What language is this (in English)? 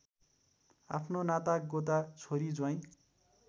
Nepali